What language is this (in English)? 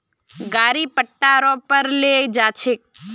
Magahi